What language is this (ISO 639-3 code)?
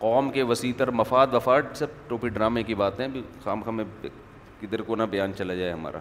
urd